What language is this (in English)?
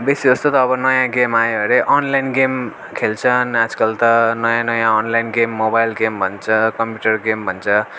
Nepali